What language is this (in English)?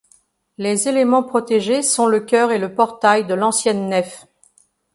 French